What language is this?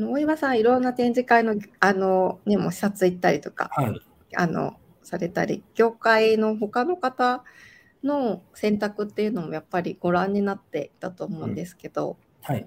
Japanese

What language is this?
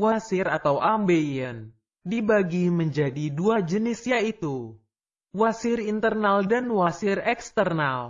Indonesian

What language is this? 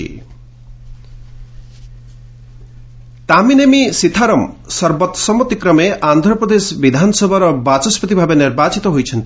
Odia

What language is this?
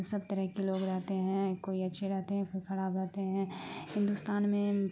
Urdu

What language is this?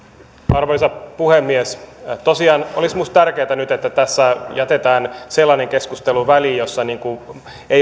Finnish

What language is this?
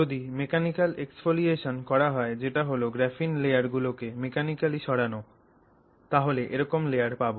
Bangla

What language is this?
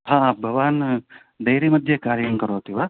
Sanskrit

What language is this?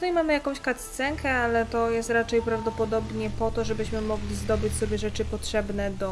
Polish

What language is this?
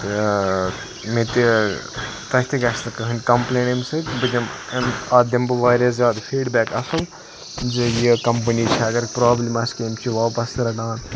Kashmiri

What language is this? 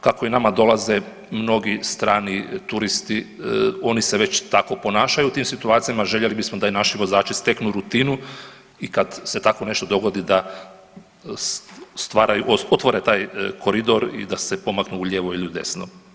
Croatian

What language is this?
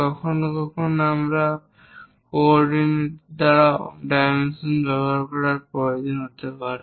Bangla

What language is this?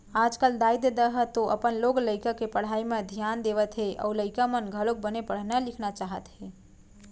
Chhattisgarhi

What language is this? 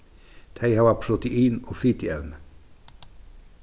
Faroese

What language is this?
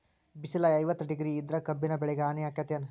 Kannada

